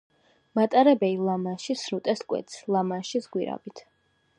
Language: Georgian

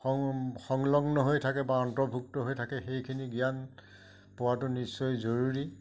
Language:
Assamese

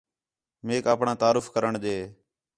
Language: Khetrani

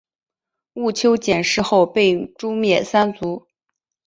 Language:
Chinese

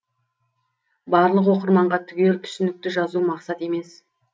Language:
Kazakh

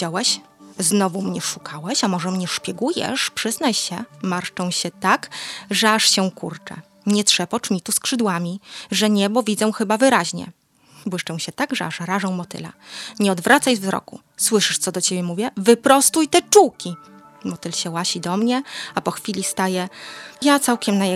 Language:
Polish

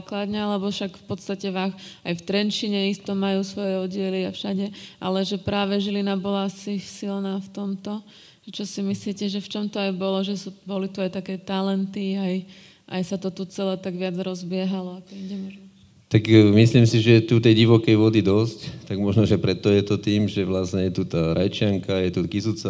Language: Slovak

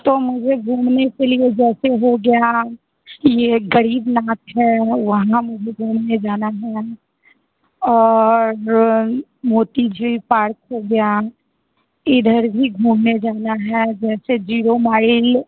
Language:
Hindi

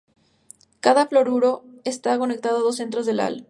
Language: Spanish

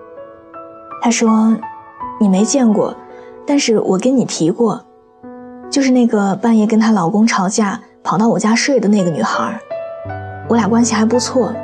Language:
Chinese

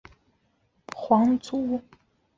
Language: Chinese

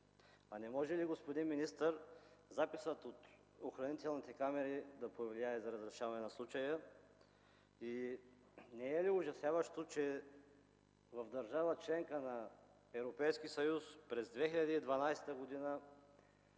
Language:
Bulgarian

